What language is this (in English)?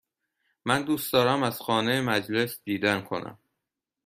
Persian